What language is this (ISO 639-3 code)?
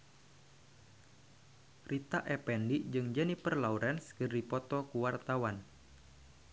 sun